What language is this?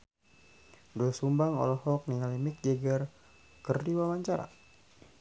Sundanese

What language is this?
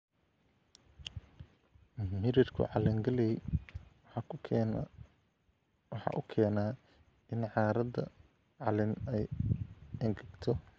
Somali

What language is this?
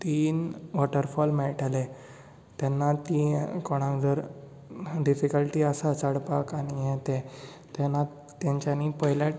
Konkani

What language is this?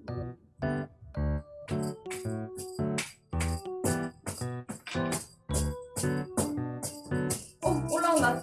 Korean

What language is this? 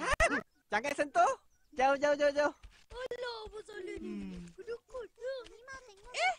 Malay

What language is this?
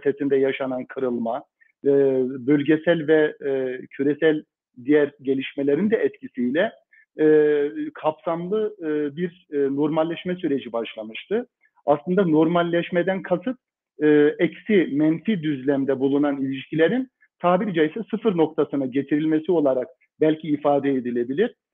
Turkish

